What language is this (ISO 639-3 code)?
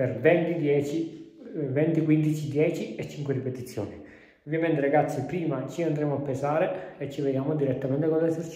ita